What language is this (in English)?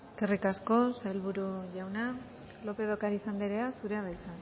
Basque